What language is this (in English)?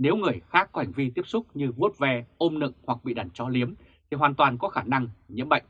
Vietnamese